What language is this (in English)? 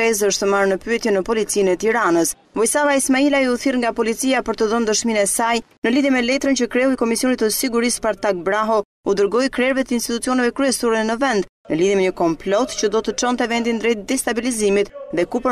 Romanian